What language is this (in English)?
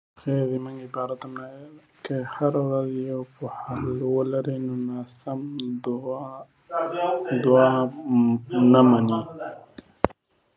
Pashto